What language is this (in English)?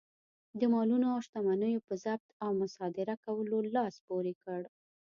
Pashto